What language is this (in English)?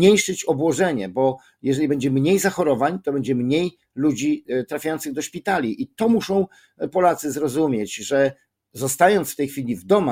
Polish